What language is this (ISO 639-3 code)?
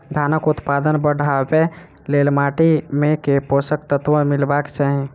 mai